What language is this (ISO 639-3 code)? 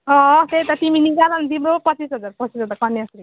nep